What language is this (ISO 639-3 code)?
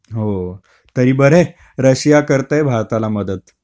mar